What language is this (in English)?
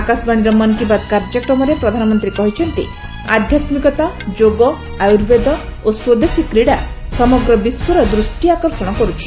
Odia